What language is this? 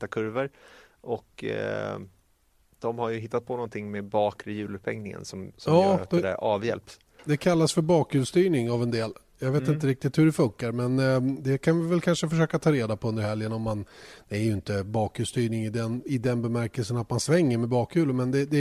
Swedish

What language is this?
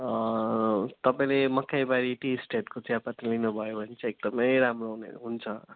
Nepali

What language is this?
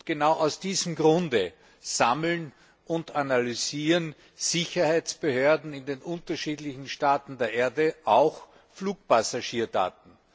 German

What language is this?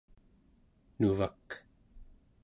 Central Yupik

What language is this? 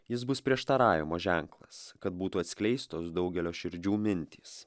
Lithuanian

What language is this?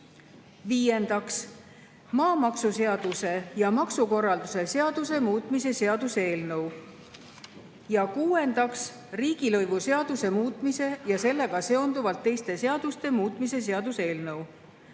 Estonian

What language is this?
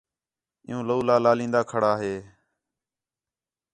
Khetrani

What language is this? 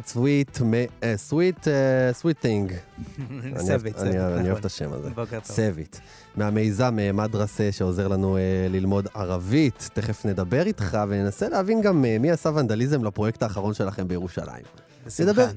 Hebrew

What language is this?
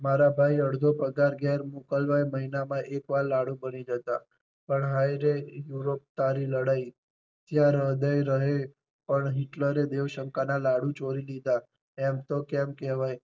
Gujarati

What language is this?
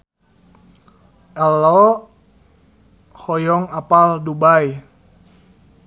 Sundanese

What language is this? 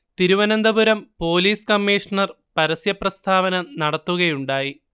Malayalam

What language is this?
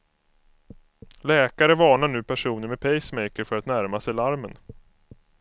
Swedish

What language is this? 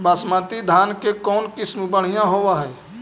Magahi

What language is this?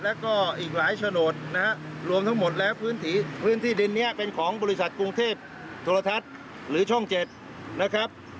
Thai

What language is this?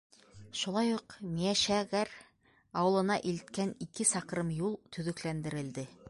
Bashkir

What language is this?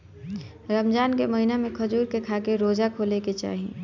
Bhojpuri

